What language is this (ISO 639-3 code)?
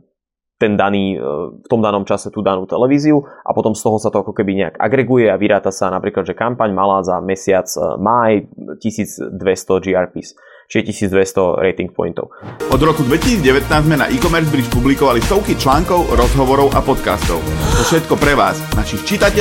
slk